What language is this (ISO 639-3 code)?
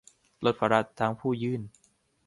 tha